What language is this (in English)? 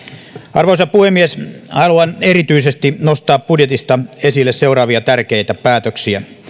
Finnish